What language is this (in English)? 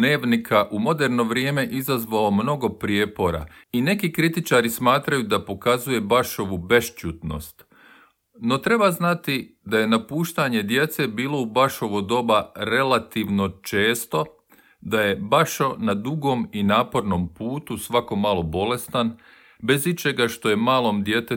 Croatian